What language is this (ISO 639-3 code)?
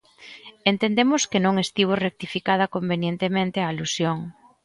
glg